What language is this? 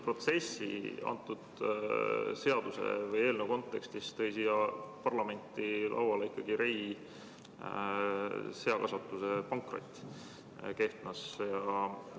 Estonian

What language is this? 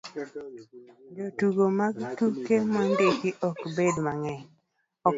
Luo (Kenya and Tanzania)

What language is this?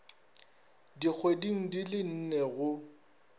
Northern Sotho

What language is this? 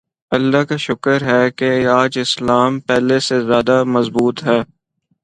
Urdu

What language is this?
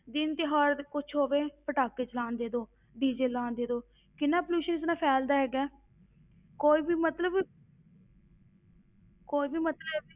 Punjabi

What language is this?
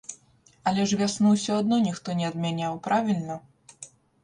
Belarusian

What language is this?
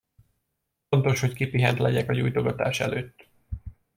Hungarian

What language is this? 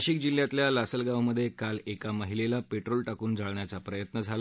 Marathi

